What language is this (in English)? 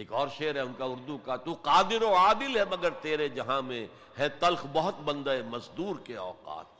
Urdu